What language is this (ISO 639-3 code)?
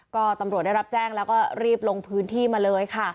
tha